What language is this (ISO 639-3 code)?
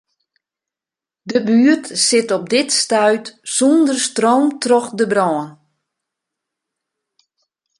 fry